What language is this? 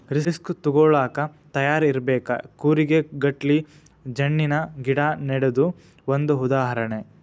Kannada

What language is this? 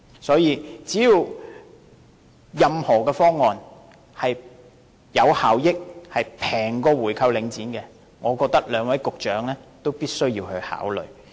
Cantonese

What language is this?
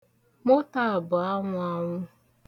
Igbo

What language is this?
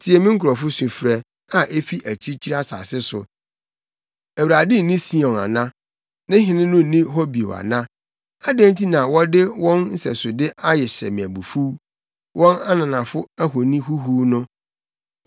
Akan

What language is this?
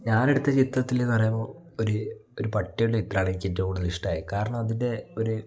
Malayalam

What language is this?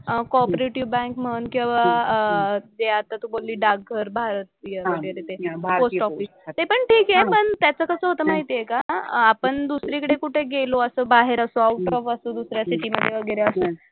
Marathi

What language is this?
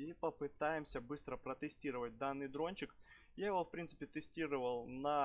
Russian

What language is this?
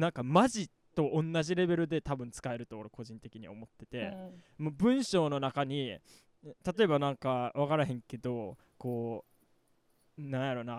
Japanese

